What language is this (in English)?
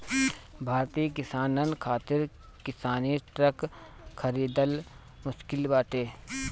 Bhojpuri